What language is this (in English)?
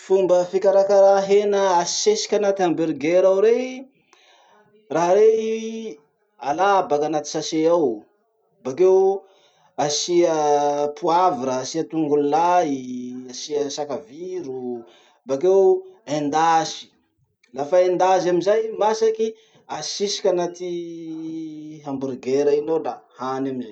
Masikoro Malagasy